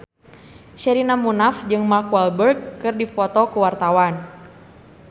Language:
Sundanese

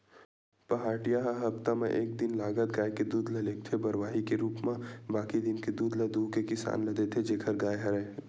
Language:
Chhattisgarhi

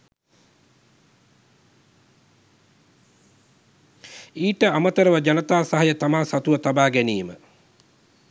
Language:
Sinhala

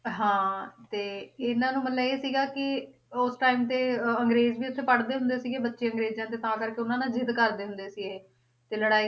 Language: Punjabi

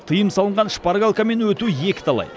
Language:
Kazakh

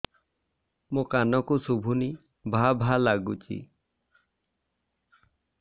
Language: Odia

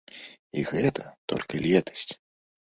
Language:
Belarusian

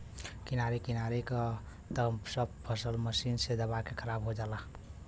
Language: Bhojpuri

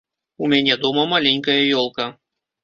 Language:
Belarusian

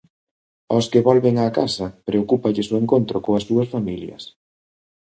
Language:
Galician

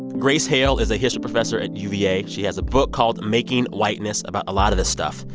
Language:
English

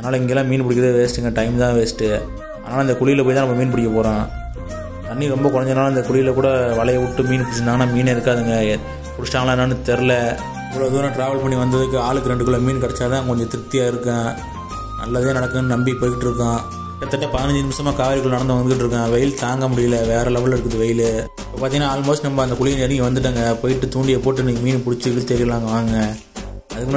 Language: Arabic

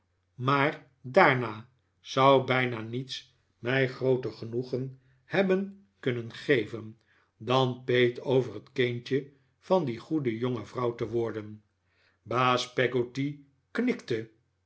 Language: Dutch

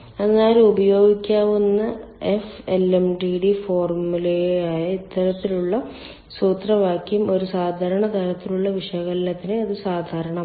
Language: Malayalam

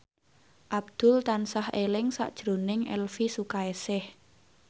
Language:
Javanese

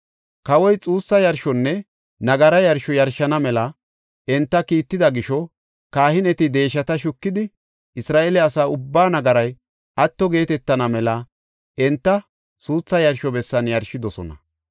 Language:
Gofa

